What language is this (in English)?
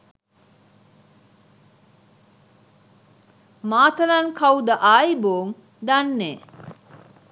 Sinhala